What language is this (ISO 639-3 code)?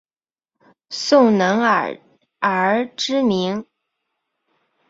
zho